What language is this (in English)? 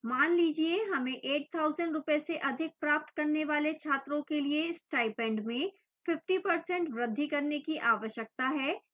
Hindi